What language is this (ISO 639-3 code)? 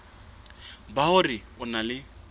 sot